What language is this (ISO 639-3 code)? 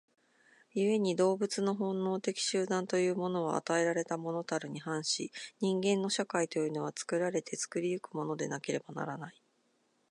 jpn